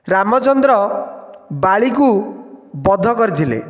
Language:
Odia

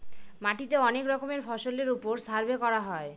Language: Bangla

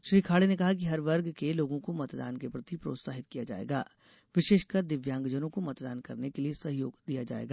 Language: Hindi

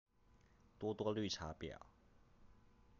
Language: Chinese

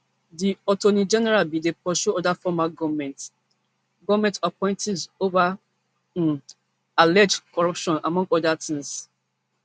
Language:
Nigerian Pidgin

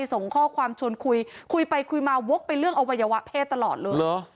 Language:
Thai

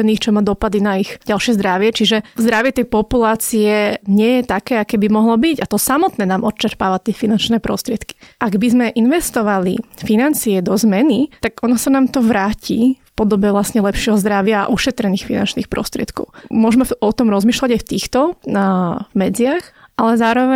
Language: Slovak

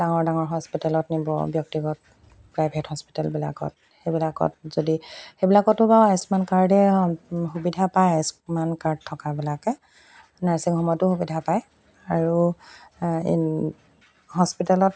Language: Assamese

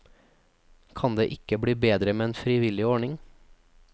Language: Norwegian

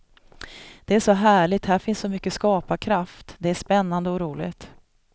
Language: Swedish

